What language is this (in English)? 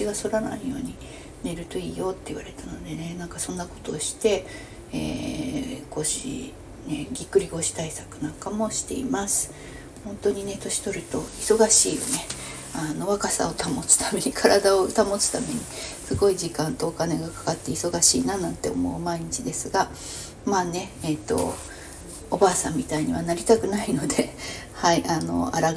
Japanese